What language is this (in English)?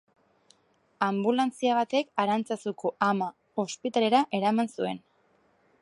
Basque